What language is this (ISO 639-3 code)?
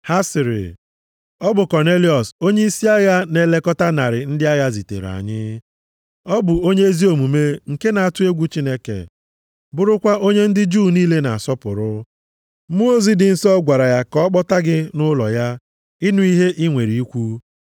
ibo